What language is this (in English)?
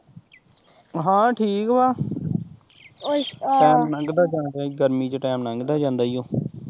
Punjabi